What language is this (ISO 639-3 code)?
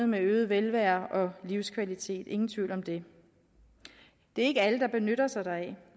dan